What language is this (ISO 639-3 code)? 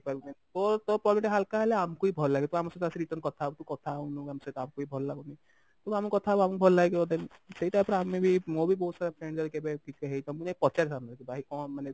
ori